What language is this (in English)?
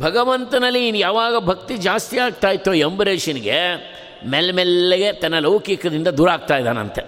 Kannada